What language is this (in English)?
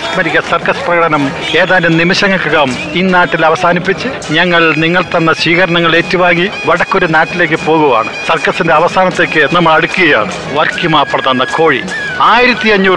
Malayalam